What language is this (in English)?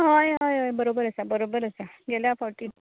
Konkani